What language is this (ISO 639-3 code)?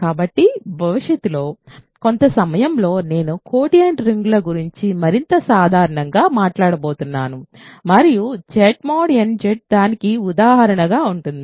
tel